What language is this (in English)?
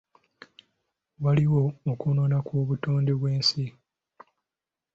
Ganda